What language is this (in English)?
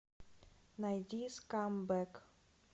Russian